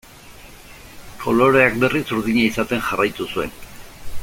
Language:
Basque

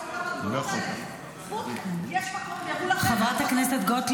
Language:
Hebrew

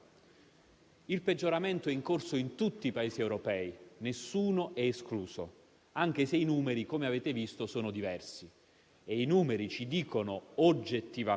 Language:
Italian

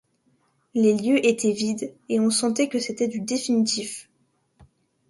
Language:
French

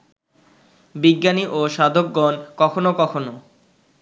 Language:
Bangla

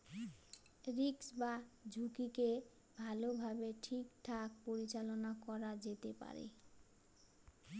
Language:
Bangla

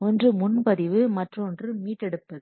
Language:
Tamil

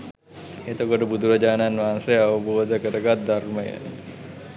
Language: Sinhala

